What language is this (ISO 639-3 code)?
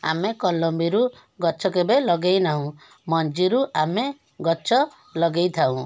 ori